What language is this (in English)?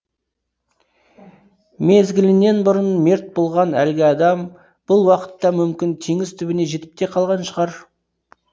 Kazakh